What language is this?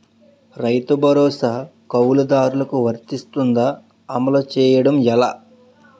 Telugu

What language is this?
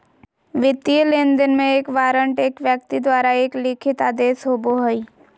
Magahi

